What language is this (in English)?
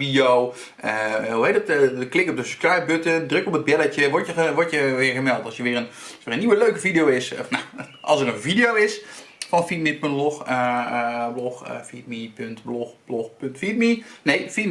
Dutch